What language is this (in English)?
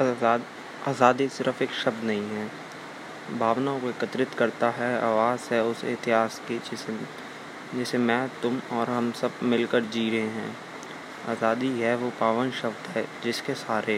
Hindi